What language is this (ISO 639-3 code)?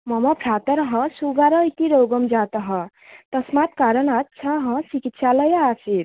san